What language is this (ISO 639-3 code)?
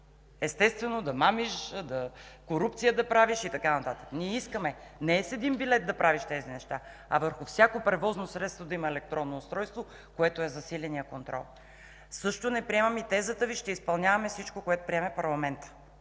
bul